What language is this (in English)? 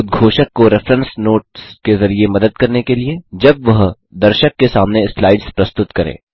Hindi